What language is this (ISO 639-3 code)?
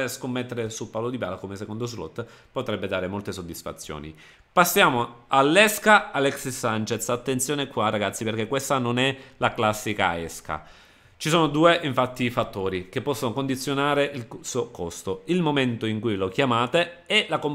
ita